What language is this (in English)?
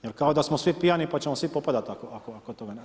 Croatian